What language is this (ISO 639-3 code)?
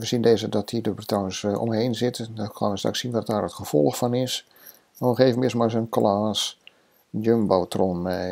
nld